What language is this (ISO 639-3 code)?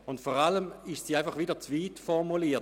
gsw